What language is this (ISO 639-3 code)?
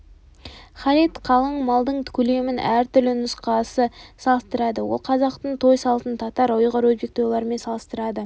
kaz